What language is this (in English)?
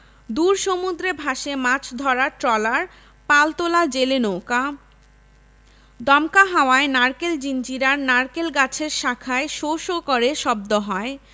Bangla